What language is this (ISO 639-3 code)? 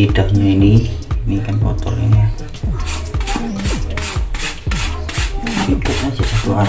ind